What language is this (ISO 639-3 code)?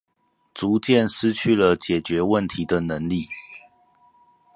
zho